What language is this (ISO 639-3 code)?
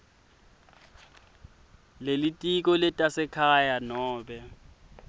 ssw